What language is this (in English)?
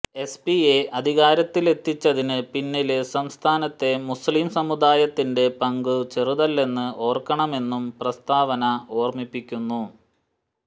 Malayalam